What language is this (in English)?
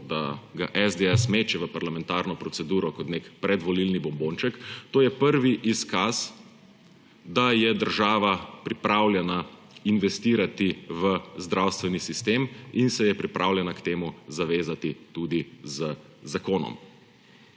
Slovenian